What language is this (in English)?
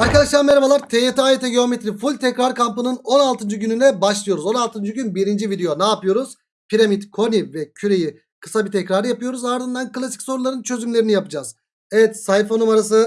Turkish